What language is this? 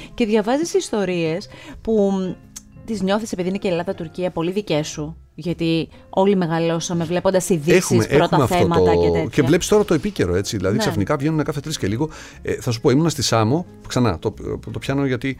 Greek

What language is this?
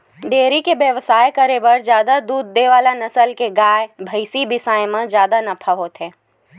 Chhattisgarhi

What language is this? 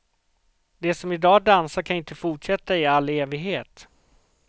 Swedish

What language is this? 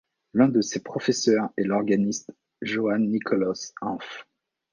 French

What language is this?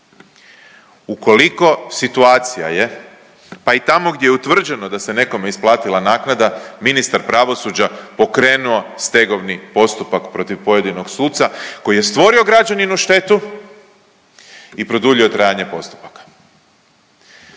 Croatian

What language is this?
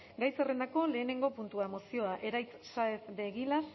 Basque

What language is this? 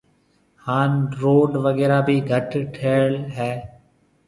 Marwari (Pakistan)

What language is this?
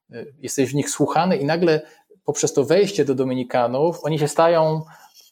Polish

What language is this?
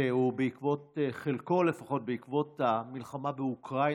Hebrew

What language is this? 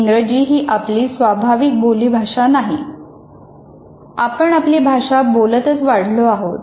Marathi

